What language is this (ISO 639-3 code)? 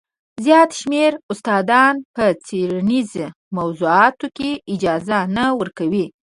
pus